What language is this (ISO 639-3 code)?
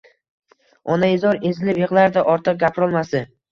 uzb